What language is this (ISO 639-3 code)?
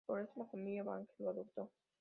spa